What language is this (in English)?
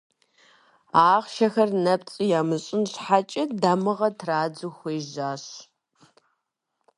Kabardian